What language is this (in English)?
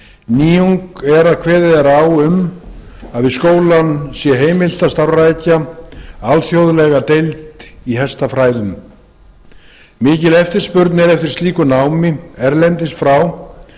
Icelandic